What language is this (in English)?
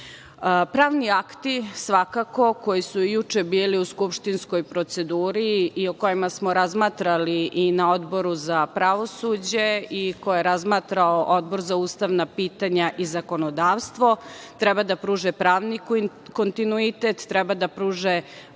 Serbian